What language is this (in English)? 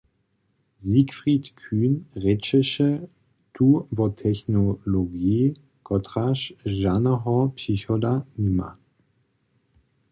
Upper Sorbian